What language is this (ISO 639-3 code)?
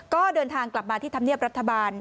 tha